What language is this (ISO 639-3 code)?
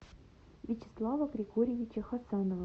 rus